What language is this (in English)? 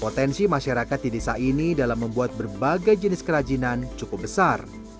Indonesian